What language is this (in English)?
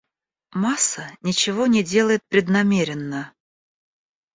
Russian